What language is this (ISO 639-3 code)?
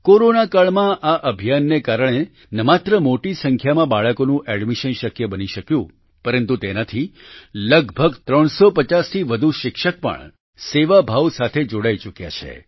guj